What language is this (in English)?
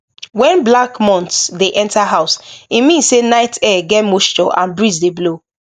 Nigerian Pidgin